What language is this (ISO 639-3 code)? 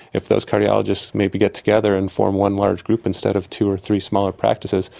eng